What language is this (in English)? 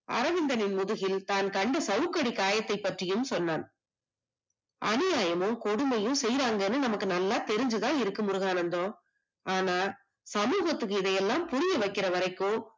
Tamil